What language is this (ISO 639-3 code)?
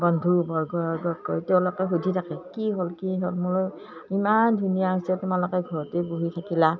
asm